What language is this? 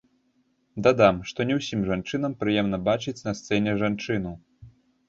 Belarusian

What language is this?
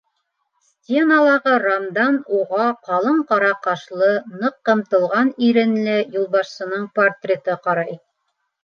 Bashkir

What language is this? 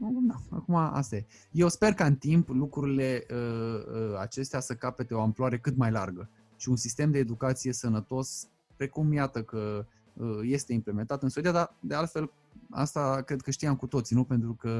Romanian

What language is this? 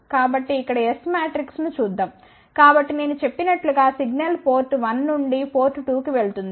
Telugu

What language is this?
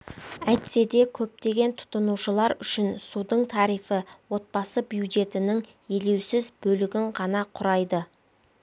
Kazakh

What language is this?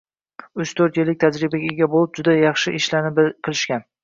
Uzbek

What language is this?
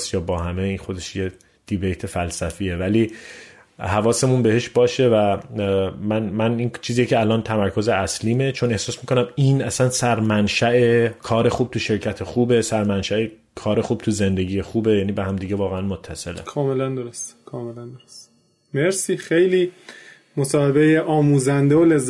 Persian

